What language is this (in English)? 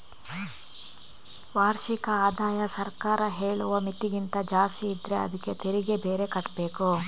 Kannada